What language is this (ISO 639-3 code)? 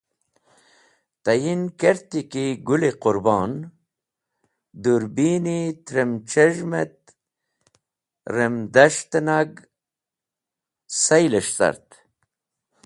wbl